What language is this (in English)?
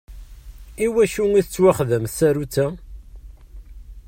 Kabyle